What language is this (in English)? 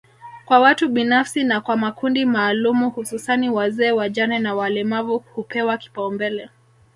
Swahili